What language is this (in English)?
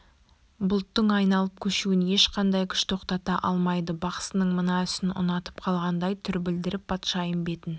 Kazakh